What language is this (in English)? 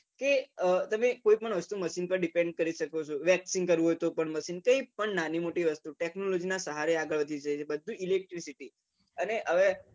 Gujarati